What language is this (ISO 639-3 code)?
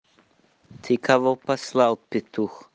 rus